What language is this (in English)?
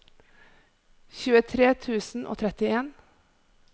Norwegian